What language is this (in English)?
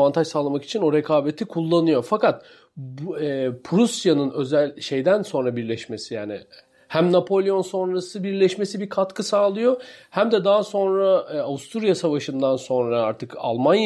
Turkish